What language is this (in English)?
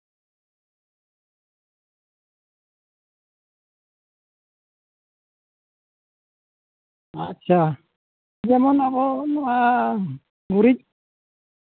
Santali